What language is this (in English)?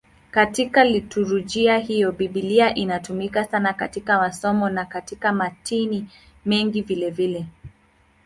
Swahili